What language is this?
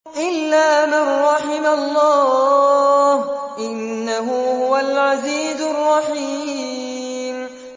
Arabic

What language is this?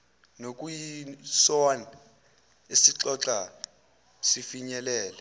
Zulu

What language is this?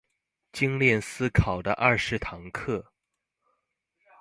Chinese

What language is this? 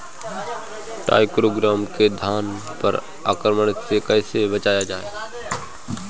Bhojpuri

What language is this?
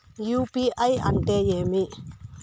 Telugu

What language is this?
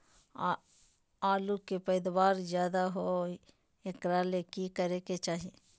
Magahi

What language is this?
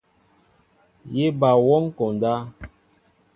Mbo (Cameroon)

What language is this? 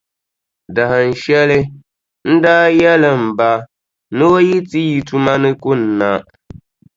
Dagbani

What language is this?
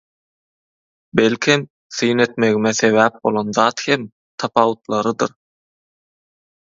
Turkmen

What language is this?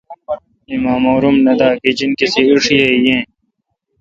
Kalkoti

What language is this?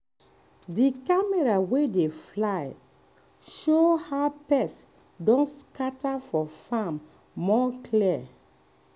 Nigerian Pidgin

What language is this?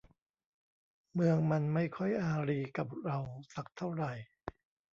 Thai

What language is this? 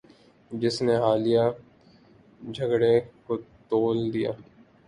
Urdu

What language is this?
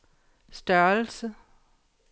Danish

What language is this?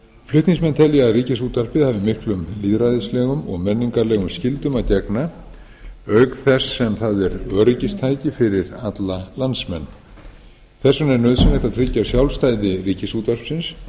Icelandic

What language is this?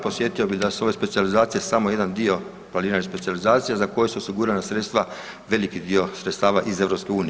Croatian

